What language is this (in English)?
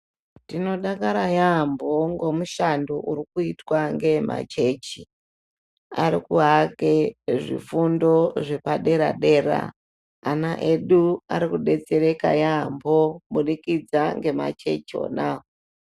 Ndau